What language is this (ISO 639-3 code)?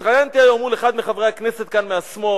heb